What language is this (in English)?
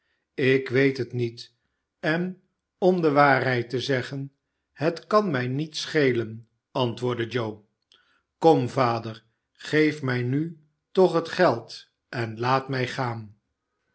Dutch